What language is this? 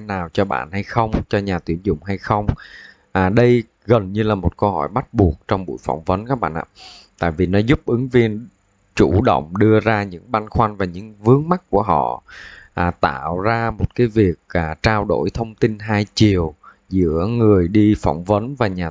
Vietnamese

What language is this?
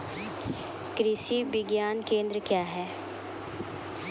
Maithili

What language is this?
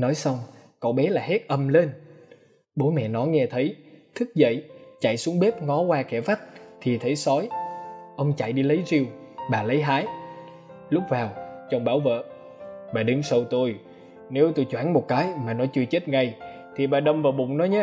Vietnamese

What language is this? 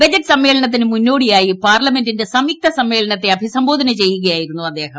Malayalam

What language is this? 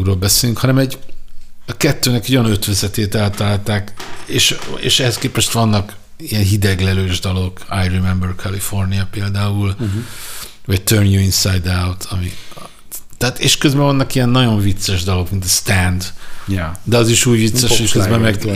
Hungarian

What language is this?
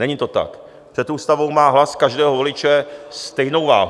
Czech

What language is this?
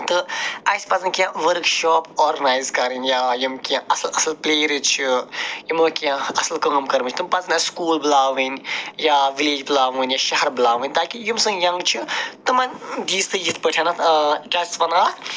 Kashmiri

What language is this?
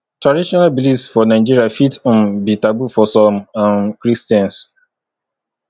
Nigerian Pidgin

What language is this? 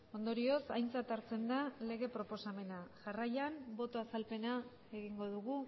Basque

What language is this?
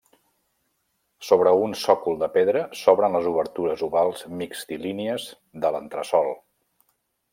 Catalan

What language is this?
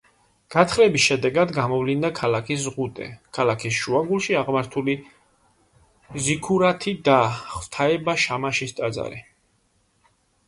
Georgian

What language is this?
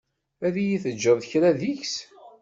Kabyle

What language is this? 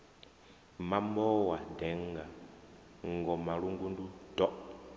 Venda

